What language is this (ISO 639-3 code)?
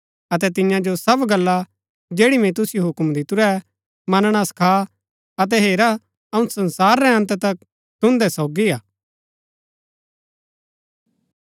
gbk